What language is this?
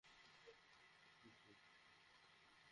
Bangla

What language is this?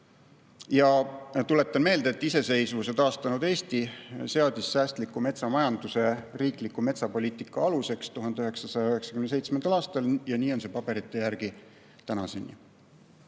Estonian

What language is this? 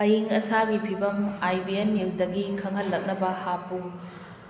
Manipuri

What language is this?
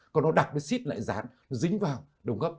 Vietnamese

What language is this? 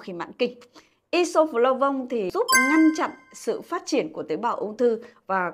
Vietnamese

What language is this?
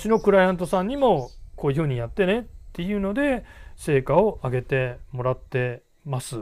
Japanese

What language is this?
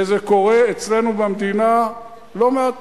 Hebrew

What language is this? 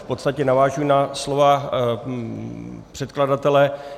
Czech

